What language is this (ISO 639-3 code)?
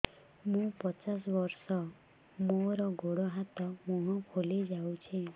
ori